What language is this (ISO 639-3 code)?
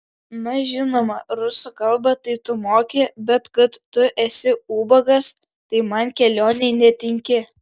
lit